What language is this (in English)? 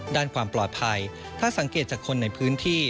Thai